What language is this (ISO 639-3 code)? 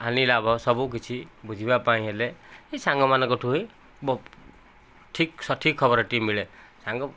ori